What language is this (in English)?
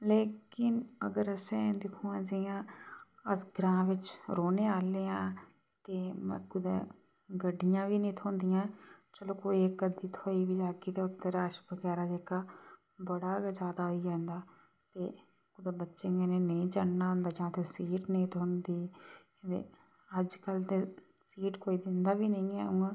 Dogri